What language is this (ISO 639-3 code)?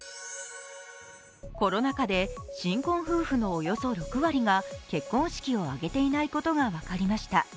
jpn